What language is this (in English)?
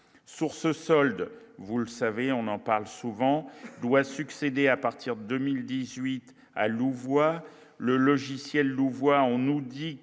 French